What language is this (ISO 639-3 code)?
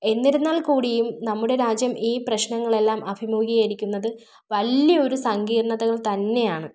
mal